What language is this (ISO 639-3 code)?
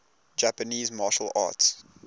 eng